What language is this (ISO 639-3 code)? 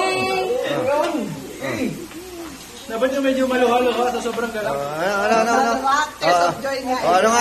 ind